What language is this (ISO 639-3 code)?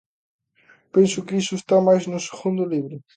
glg